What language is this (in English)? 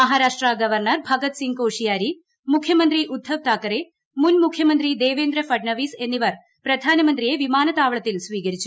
Malayalam